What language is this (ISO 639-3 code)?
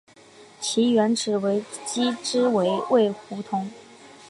zho